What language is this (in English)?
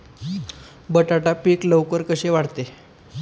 Marathi